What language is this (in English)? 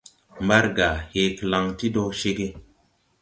Tupuri